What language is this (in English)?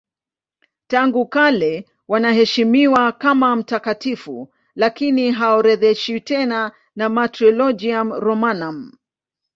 Swahili